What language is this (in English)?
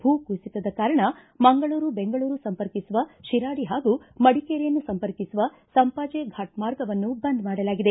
Kannada